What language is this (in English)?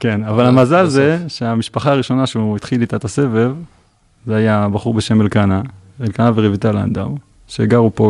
Hebrew